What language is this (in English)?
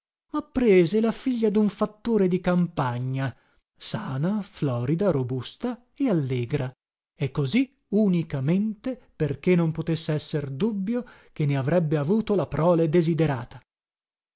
Italian